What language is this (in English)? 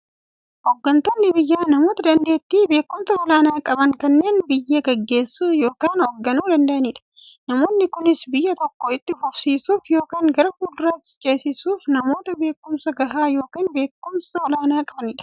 Oromo